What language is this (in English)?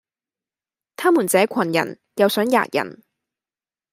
Cantonese